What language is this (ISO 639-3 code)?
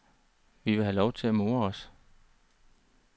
dan